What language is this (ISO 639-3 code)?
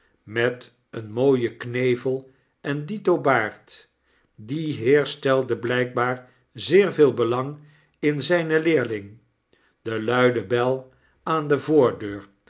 nld